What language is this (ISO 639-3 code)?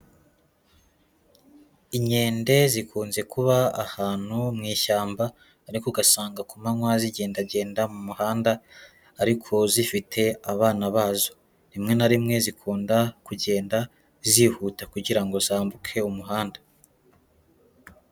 kin